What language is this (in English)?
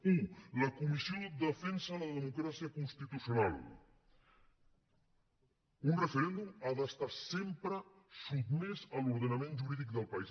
Catalan